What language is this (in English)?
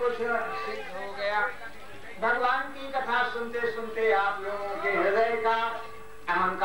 Hindi